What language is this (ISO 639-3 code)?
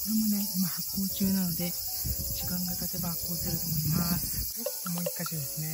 jpn